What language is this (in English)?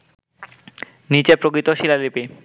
Bangla